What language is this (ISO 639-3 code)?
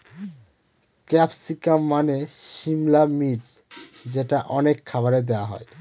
ben